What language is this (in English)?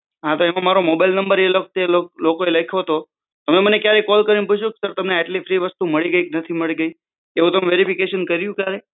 Gujarati